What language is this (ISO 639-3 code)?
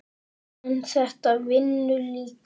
isl